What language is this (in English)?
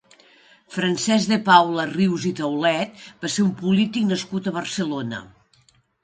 Catalan